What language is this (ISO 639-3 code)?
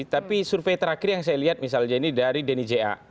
ind